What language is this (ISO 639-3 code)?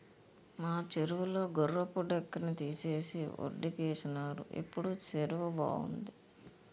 tel